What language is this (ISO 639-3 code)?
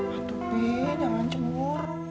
ind